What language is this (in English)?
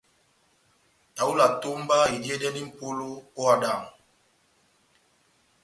Batanga